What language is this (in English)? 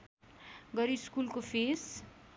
Nepali